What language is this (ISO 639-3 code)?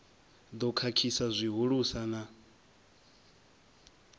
ven